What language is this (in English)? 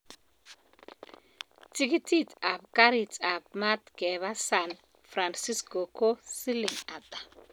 Kalenjin